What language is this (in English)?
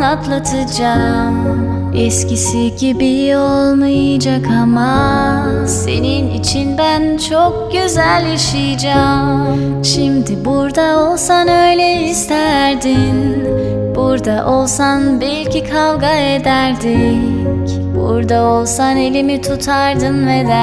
Turkish